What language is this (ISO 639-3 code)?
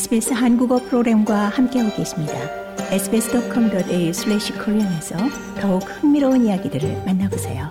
kor